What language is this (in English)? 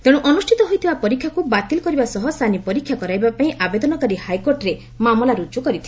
Odia